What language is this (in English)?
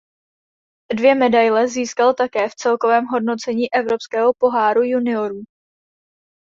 Czech